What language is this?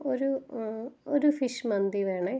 Malayalam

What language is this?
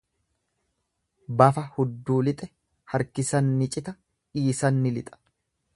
Oromo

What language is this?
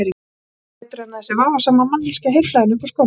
Icelandic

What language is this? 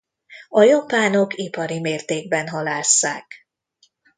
Hungarian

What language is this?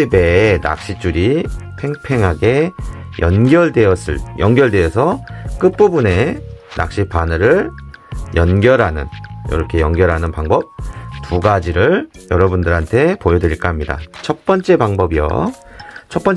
Korean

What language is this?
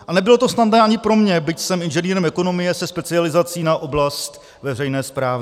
Czech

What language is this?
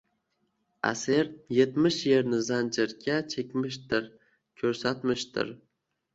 Uzbek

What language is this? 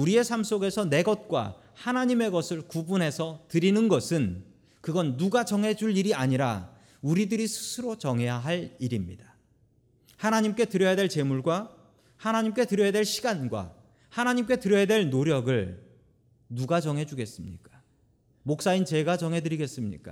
Korean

